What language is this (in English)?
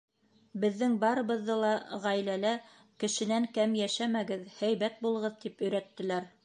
Bashkir